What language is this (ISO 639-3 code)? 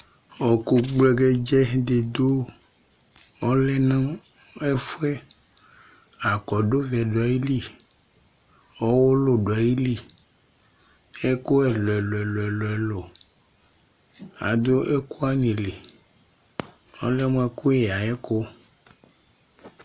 kpo